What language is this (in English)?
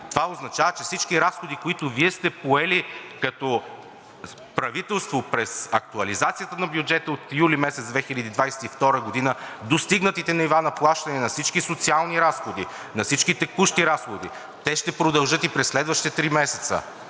Bulgarian